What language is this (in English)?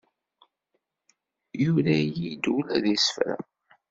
Kabyle